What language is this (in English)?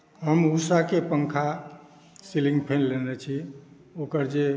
Maithili